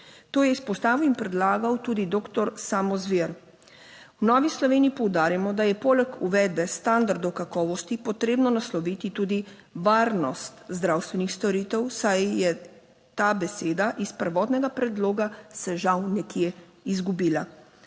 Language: Slovenian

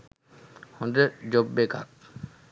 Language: Sinhala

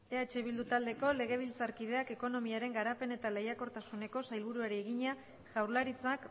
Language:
Basque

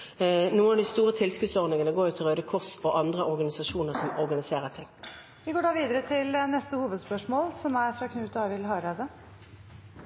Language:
Norwegian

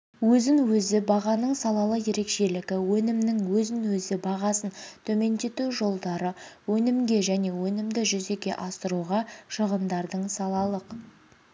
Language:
Kazakh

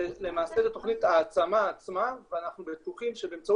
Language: Hebrew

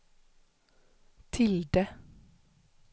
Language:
Swedish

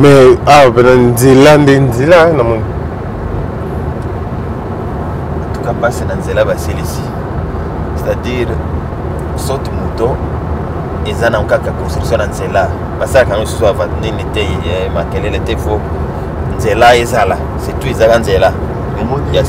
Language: French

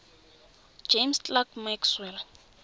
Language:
Tswana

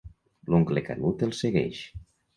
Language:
Catalan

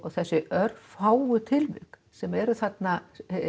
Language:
Icelandic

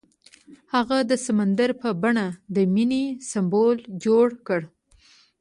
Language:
Pashto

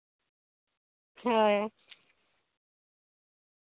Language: Santali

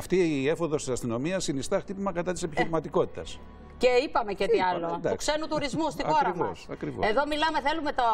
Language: Greek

